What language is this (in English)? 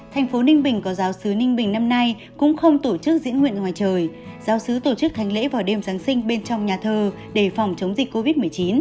Vietnamese